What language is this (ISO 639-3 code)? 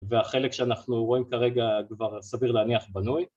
heb